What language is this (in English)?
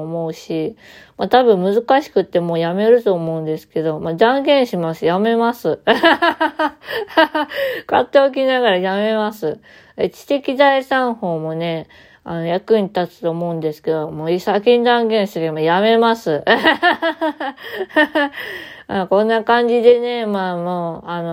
Japanese